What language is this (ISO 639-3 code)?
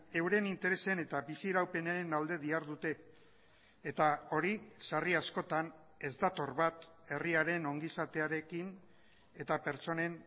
eus